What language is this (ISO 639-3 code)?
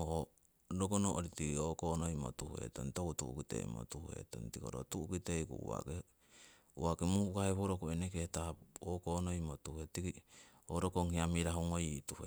siw